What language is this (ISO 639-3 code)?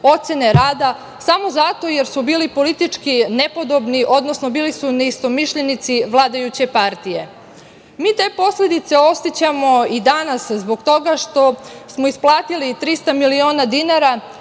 srp